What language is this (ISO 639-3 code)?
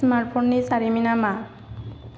brx